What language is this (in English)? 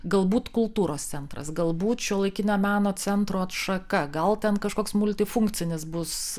Lithuanian